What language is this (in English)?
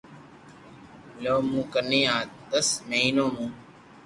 Loarki